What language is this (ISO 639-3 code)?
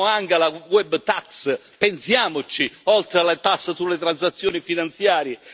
ita